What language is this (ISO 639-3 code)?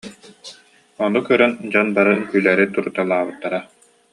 sah